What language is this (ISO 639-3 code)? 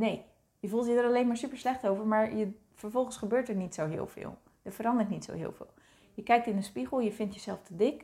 nld